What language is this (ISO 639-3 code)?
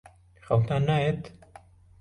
ckb